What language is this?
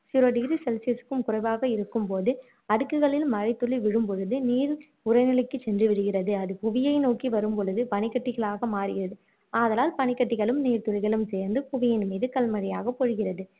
Tamil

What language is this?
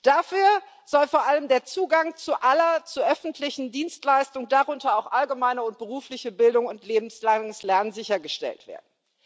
German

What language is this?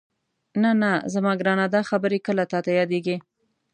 Pashto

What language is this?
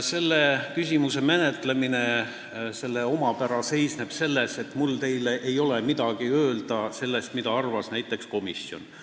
Estonian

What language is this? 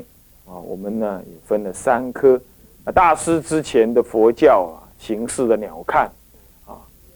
Chinese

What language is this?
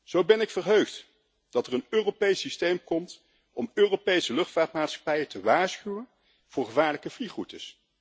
Dutch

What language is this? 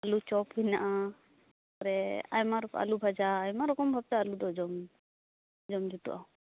Santali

